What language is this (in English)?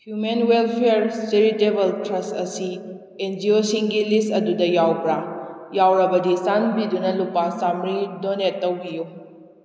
Manipuri